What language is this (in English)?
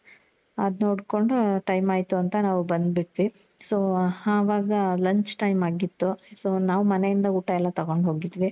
Kannada